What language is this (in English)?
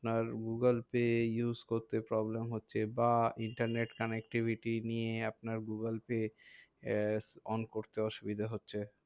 Bangla